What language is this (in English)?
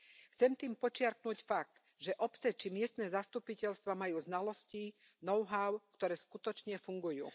Slovak